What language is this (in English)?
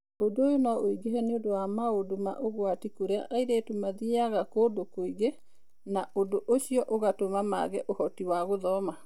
Kikuyu